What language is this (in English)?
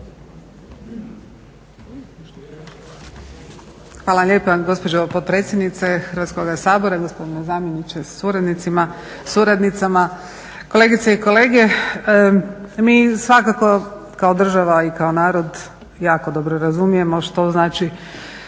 Croatian